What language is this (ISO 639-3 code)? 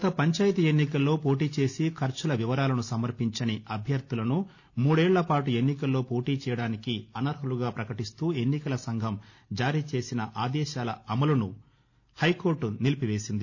tel